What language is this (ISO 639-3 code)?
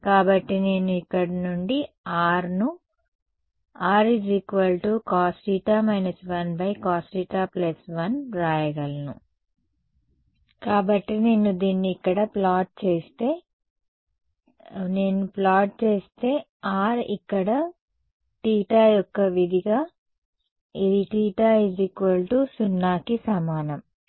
tel